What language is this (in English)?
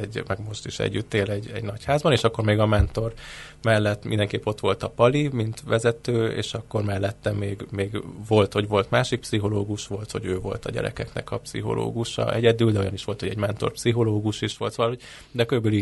Hungarian